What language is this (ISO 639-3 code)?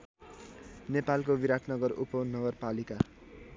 nep